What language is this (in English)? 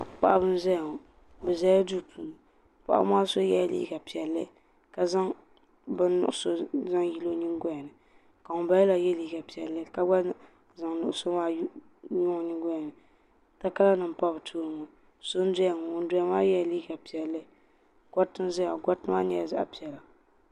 Dagbani